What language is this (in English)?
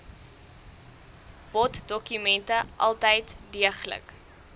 Afrikaans